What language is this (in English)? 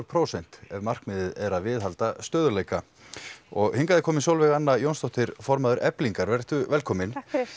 Icelandic